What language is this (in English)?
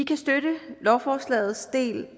Danish